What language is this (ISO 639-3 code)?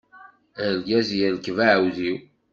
kab